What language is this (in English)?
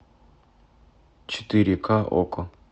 Russian